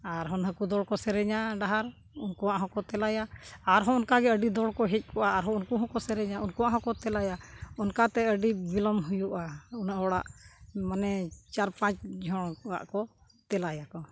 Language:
Santali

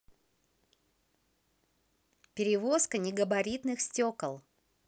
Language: Russian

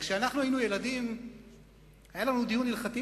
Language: Hebrew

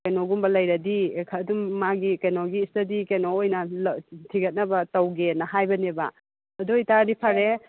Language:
Manipuri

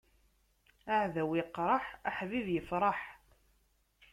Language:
Kabyle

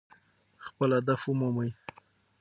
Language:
Pashto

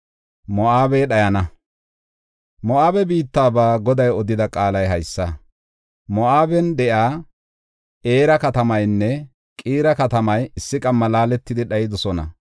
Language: Gofa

